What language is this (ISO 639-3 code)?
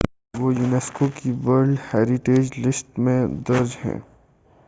urd